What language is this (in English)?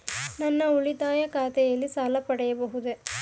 Kannada